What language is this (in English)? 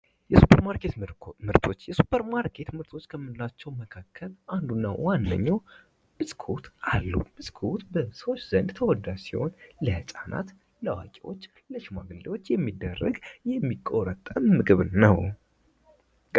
Amharic